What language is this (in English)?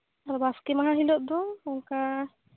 Santali